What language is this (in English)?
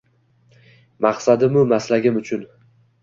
Uzbek